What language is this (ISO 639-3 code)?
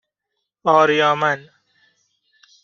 fas